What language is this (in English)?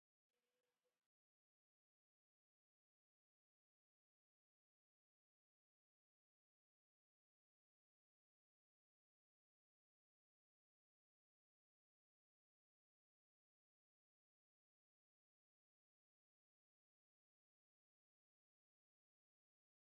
English